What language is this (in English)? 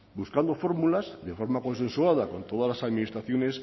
Spanish